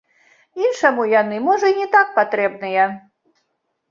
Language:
Belarusian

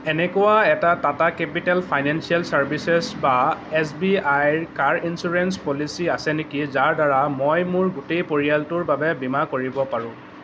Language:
Assamese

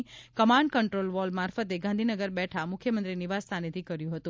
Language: Gujarati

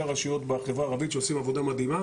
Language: Hebrew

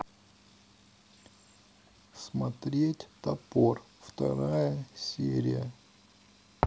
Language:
Russian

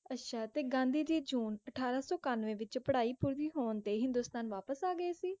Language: Punjabi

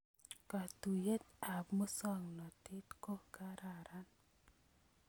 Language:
Kalenjin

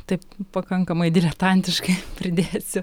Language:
Lithuanian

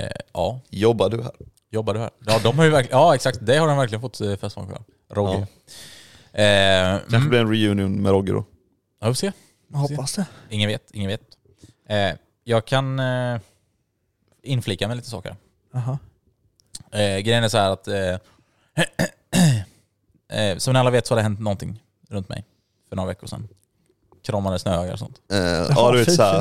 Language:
Swedish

